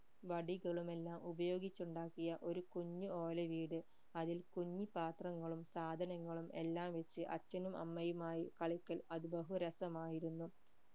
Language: Malayalam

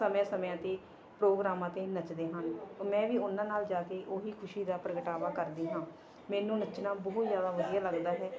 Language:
Punjabi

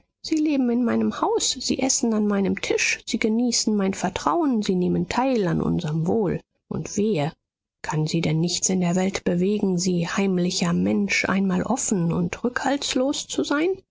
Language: German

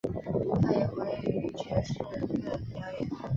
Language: Chinese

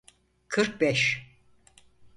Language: Turkish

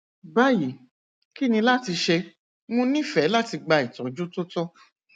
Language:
Yoruba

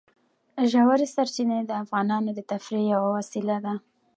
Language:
Pashto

